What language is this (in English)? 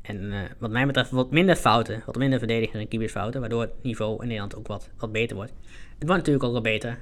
Dutch